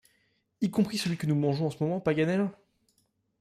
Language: French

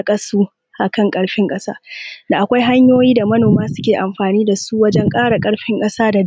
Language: Hausa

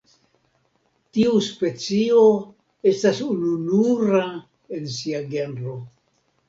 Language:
Esperanto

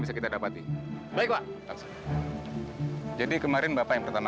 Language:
Indonesian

